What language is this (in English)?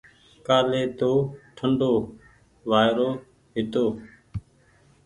Goaria